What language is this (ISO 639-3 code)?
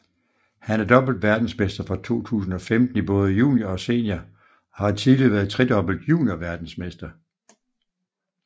dan